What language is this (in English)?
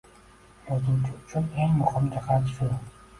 Uzbek